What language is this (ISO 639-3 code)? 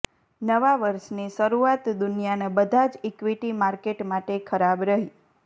guj